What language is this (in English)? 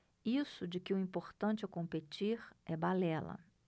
Portuguese